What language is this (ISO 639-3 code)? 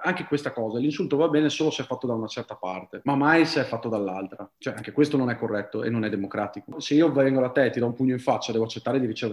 ita